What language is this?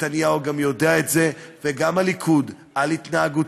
Hebrew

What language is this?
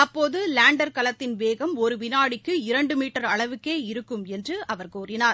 Tamil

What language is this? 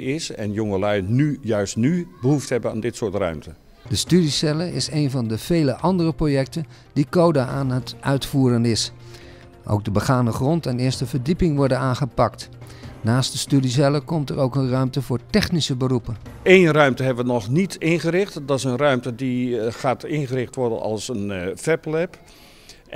Dutch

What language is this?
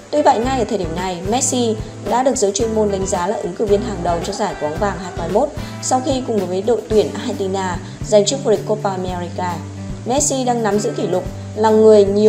Vietnamese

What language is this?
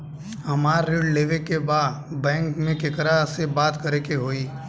Bhojpuri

